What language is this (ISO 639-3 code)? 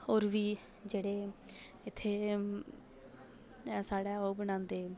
doi